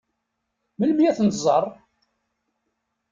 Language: Kabyle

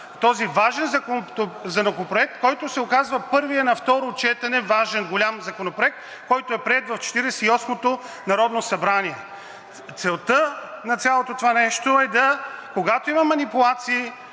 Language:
Bulgarian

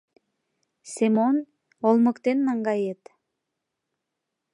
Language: Mari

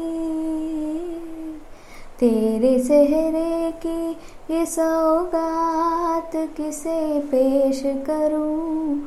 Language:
Hindi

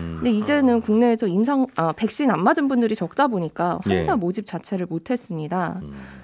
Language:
Korean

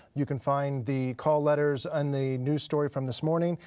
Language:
English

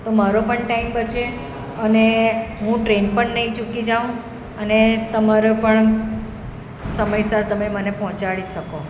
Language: Gujarati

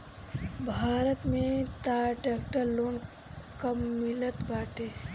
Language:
Bhojpuri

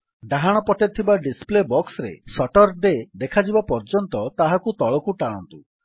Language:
Odia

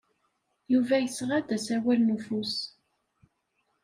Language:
Kabyle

